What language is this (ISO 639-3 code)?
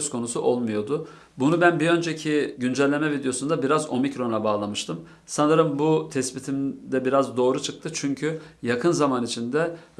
tur